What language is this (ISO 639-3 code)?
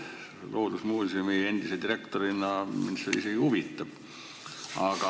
est